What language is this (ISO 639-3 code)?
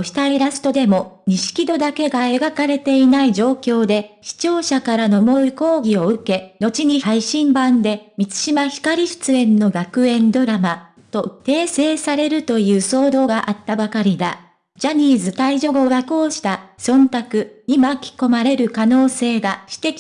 jpn